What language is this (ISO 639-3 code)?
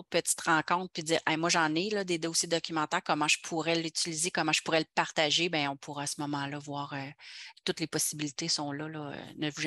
fra